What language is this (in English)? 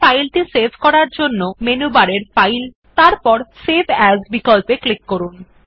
Bangla